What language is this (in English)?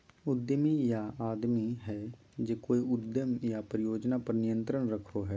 Magahi